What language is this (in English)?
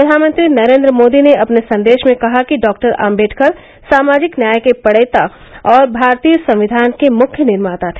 Hindi